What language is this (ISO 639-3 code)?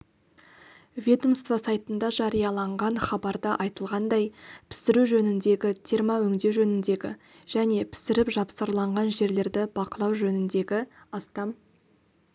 kaz